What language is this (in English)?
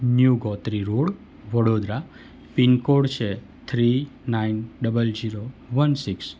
Gujarati